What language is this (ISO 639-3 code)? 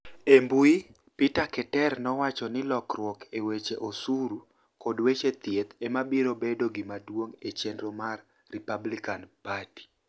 luo